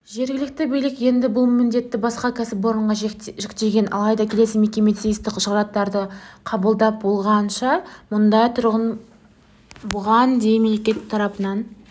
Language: Kazakh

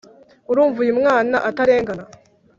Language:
Kinyarwanda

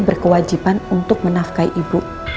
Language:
Indonesian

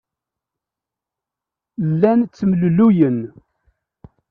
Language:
Kabyle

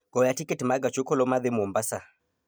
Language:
Luo (Kenya and Tanzania)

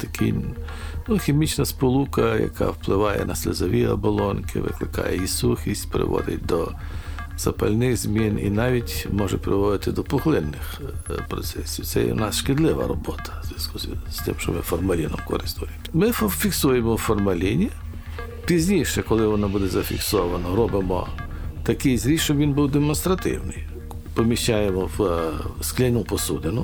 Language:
Ukrainian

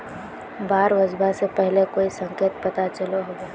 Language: Magahi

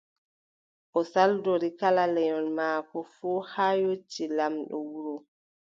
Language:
Adamawa Fulfulde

